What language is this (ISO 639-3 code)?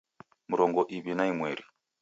dav